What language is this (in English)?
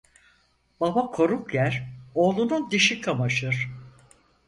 Turkish